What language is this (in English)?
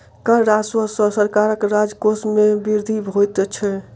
Maithili